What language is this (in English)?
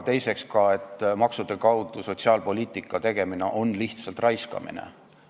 Estonian